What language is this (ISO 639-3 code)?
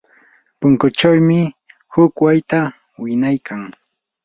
qur